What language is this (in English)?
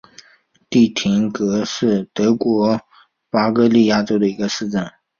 Chinese